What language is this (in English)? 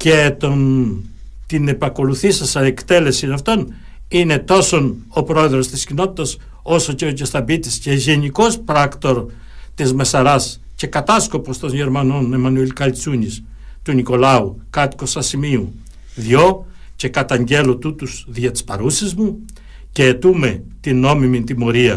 Greek